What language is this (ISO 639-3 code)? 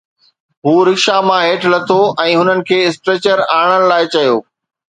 snd